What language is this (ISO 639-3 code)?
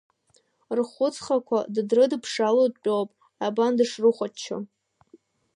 abk